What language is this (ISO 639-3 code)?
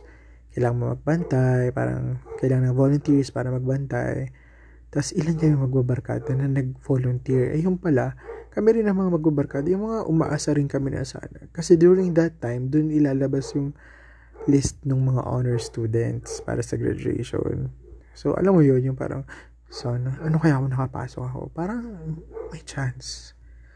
fil